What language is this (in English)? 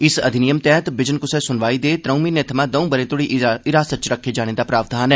Dogri